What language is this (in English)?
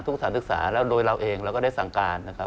Thai